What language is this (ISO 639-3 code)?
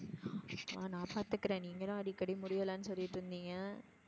tam